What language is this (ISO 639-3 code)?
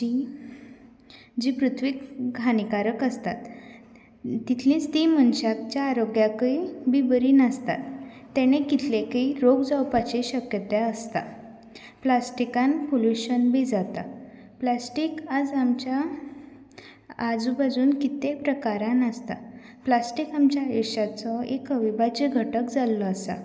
kok